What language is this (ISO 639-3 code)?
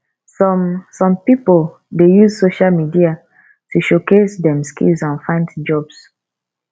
pcm